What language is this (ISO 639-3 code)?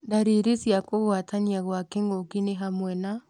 kik